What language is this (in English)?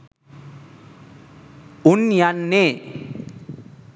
Sinhala